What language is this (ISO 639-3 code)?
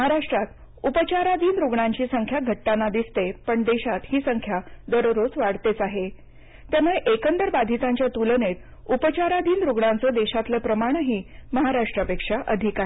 mar